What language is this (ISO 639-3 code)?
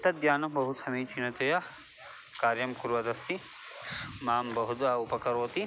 san